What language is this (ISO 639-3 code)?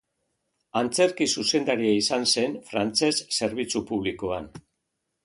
eus